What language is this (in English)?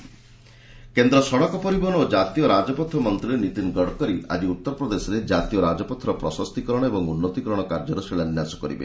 Odia